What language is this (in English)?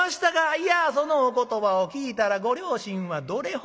Japanese